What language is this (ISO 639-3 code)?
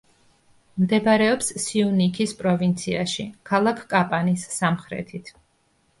kat